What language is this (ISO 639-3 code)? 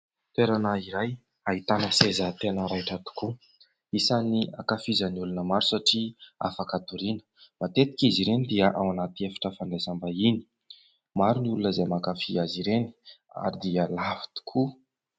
mlg